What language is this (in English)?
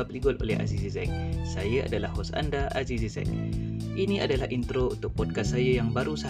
Malay